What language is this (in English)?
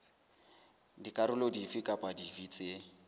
Southern Sotho